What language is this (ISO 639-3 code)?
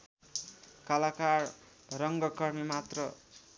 nep